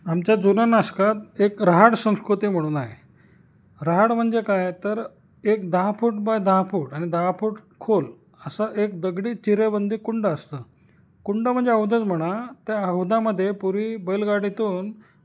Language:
Marathi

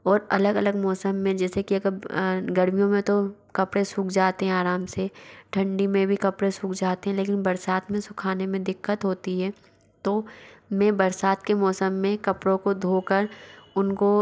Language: Hindi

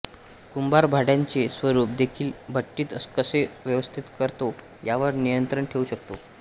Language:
Marathi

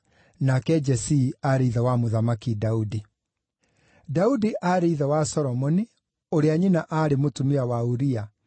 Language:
Kikuyu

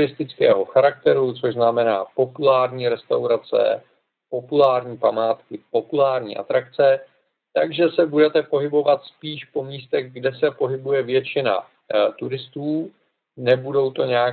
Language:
Czech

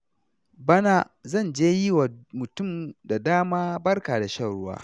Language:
Hausa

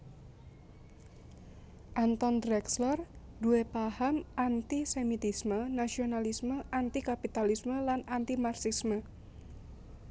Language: Javanese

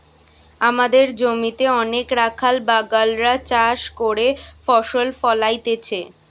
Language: Bangla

